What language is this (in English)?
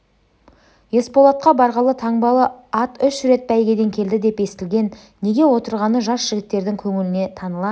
Kazakh